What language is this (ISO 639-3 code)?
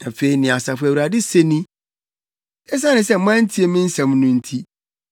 aka